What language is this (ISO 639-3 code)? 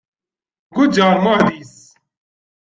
kab